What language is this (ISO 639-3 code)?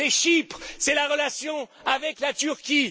fra